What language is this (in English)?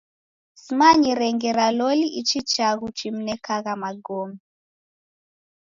Taita